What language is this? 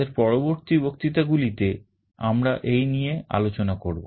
Bangla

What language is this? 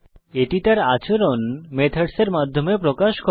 Bangla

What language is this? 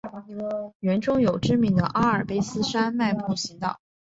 Chinese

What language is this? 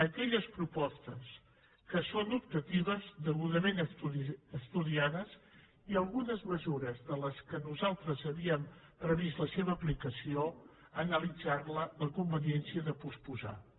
Catalan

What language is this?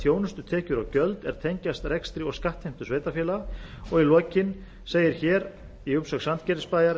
Icelandic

